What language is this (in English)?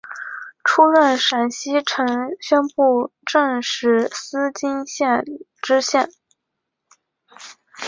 Chinese